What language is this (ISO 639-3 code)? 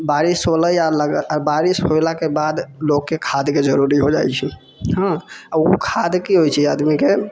mai